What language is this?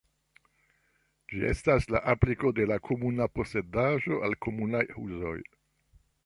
Esperanto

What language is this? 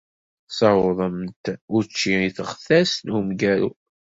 Kabyle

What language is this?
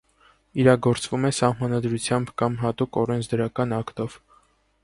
Armenian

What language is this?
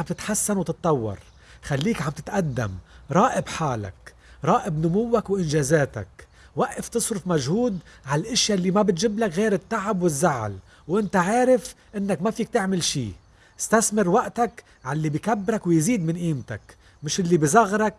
Arabic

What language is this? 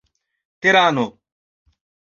Esperanto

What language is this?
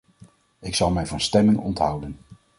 Dutch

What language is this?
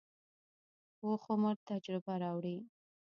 Pashto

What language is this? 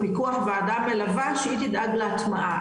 Hebrew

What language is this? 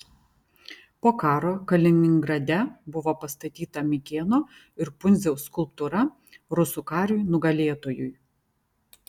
Lithuanian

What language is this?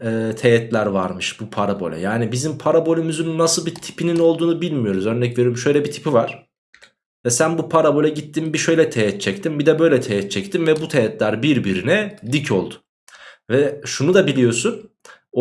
Turkish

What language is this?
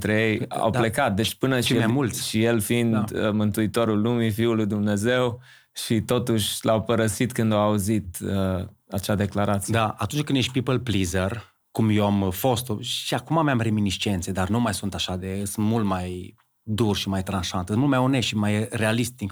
Romanian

